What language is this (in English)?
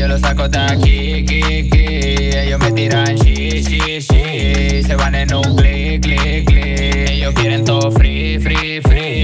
Portuguese